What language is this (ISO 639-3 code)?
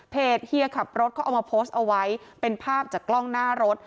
tha